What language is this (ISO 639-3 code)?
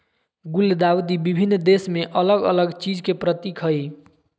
mag